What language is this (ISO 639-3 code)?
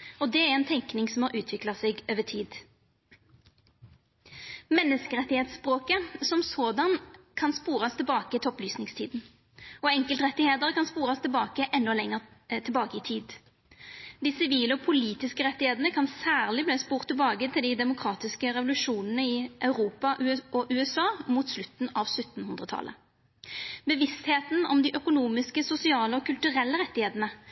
nno